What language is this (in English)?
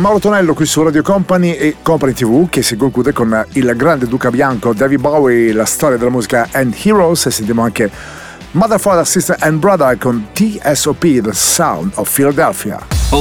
Italian